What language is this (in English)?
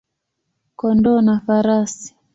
Swahili